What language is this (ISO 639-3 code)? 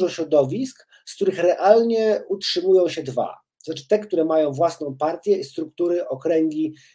pol